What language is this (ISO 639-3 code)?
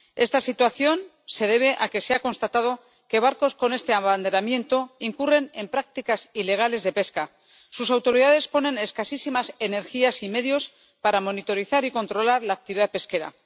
spa